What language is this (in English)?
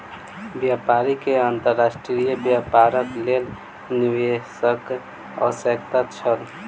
Maithili